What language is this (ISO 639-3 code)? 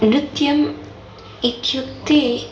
san